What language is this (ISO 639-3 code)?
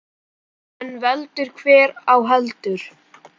isl